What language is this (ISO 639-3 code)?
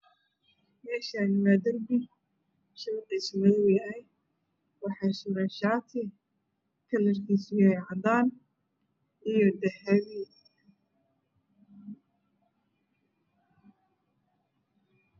som